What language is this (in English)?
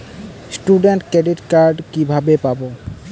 Bangla